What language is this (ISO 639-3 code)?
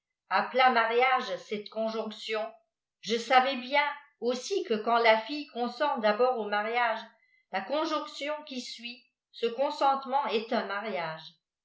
fra